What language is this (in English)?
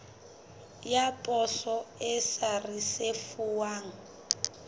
Southern Sotho